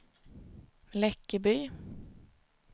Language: Swedish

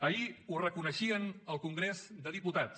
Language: Catalan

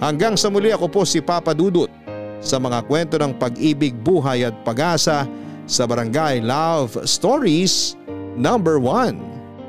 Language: Filipino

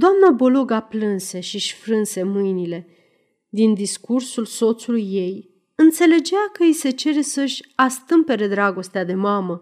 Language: Romanian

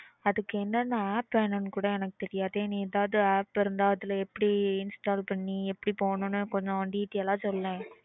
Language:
Tamil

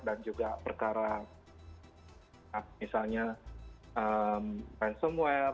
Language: Indonesian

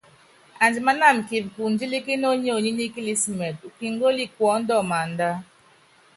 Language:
Yangben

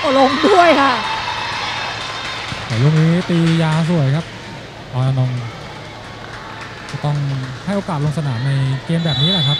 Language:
Thai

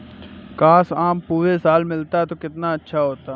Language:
Hindi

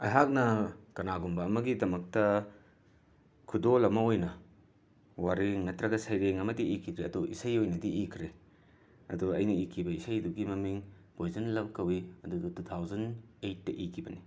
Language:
Manipuri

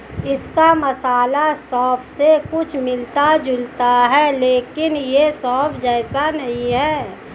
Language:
Hindi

